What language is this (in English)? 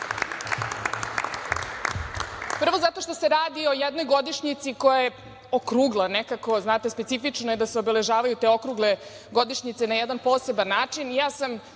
Serbian